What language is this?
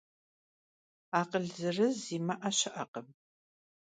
Kabardian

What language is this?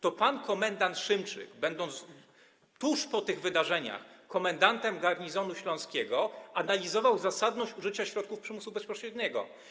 Polish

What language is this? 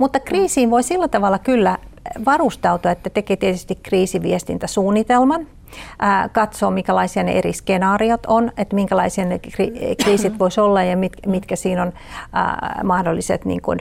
Finnish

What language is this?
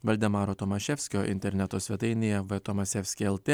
Lithuanian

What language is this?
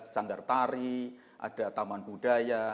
Indonesian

